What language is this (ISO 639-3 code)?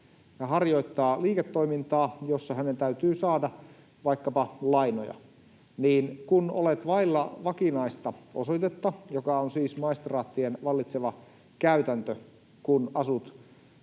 fin